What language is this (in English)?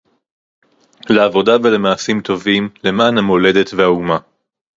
Hebrew